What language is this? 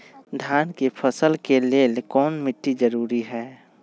Magahi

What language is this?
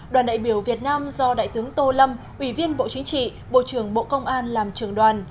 Vietnamese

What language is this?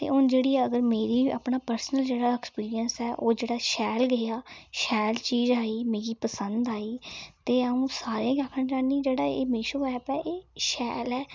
Dogri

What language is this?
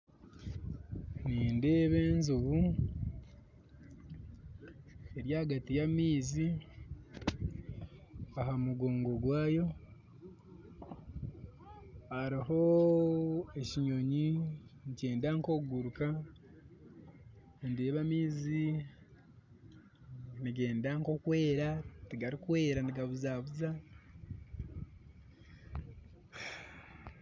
Nyankole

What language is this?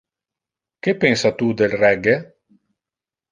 Interlingua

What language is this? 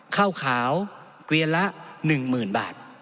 Thai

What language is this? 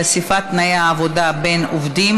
Hebrew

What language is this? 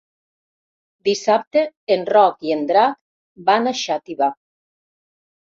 Catalan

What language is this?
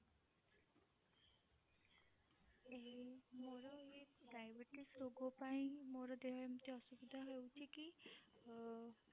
Odia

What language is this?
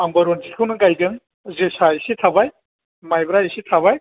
Bodo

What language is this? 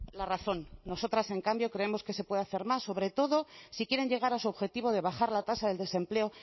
Spanish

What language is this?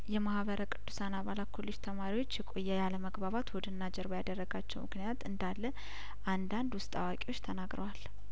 Amharic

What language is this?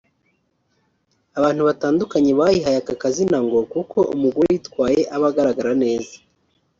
Kinyarwanda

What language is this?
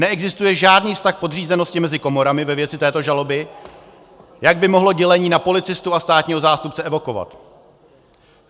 Czech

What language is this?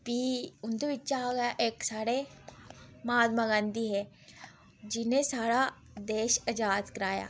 Dogri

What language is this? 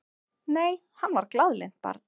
Icelandic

